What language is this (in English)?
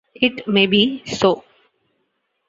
English